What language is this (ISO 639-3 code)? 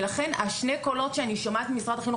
heb